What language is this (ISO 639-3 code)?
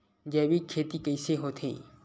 hne